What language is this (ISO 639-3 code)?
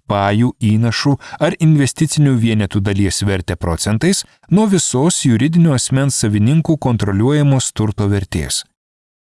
lit